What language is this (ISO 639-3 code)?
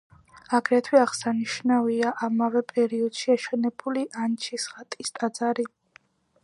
kat